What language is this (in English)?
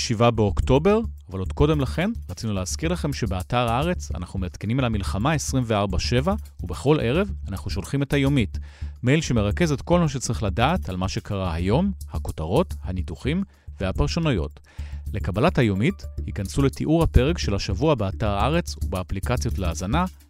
Hebrew